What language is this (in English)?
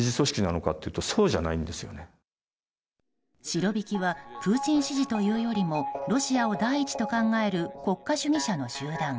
Japanese